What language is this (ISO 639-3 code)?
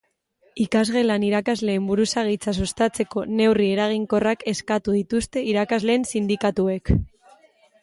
eus